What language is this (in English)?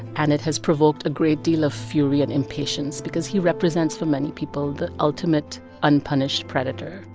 English